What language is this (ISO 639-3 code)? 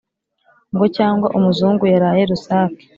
kin